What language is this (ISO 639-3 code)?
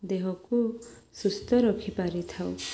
ori